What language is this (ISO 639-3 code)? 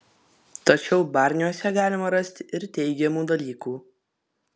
lit